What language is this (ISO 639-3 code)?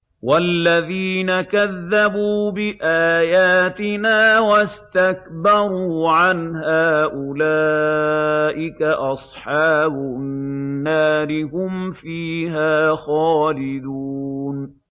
ara